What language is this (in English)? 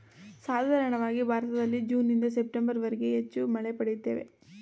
Kannada